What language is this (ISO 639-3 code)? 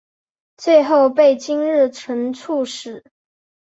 zho